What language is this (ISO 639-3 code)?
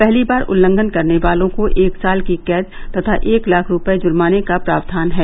hin